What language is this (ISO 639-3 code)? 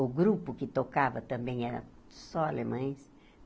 por